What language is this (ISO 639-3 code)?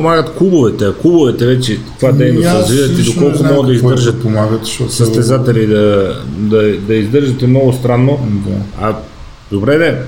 bul